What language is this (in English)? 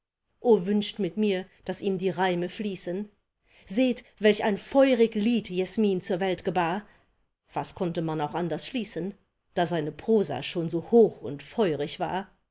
German